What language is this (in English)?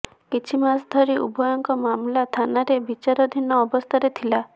Odia